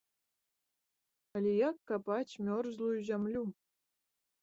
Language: Belarusian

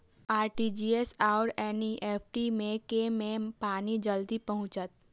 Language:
Maithili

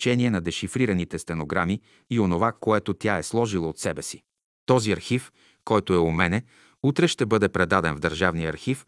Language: Bulgarian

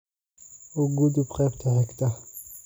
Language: Somali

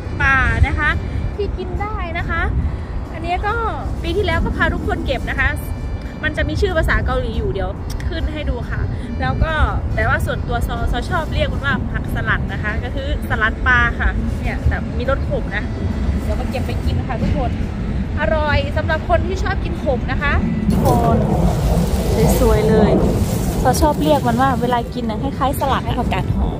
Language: Thai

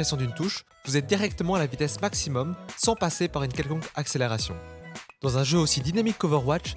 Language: French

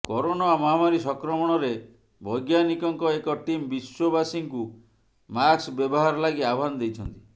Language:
Odia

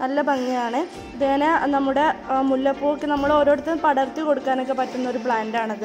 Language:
Hindi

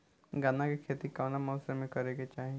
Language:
Bhojpuri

